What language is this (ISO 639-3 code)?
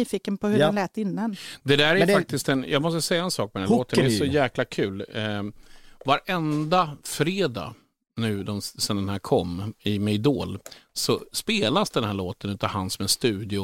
swe